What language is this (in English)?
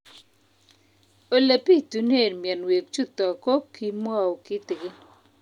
Kalenjin